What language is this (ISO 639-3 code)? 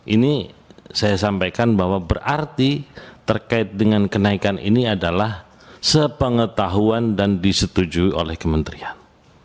ind